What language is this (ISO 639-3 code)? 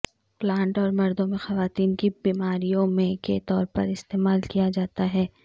urd